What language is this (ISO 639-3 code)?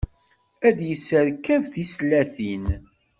kab